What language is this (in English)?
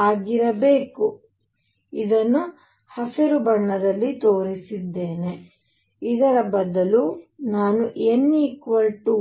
Kannada